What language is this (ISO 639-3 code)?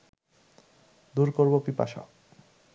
ben